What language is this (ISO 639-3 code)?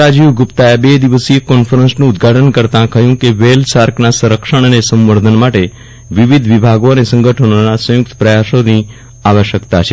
guj